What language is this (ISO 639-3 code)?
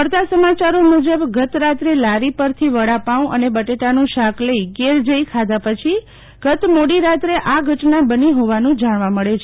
guj